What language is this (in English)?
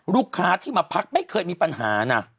Thai